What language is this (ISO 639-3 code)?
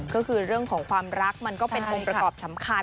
tha